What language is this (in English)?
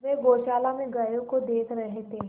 Hindi